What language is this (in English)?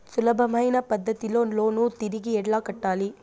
Telugu